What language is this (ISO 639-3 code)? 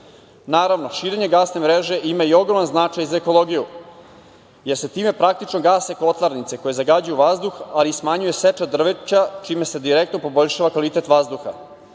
srp